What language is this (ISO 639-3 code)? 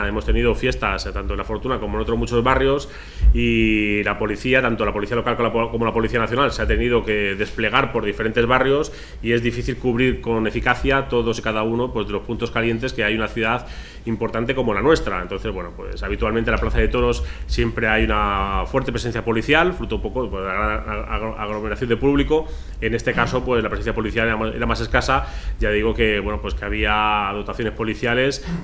spa